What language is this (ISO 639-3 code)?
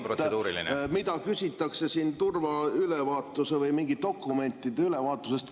est